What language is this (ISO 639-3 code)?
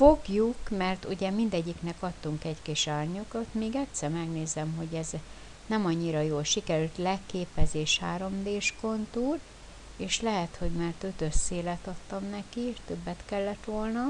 hun